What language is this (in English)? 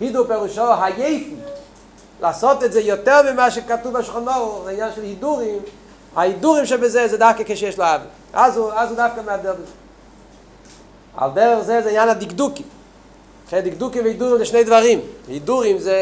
Hebrew